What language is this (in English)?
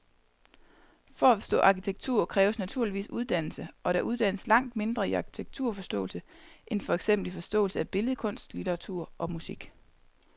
Danish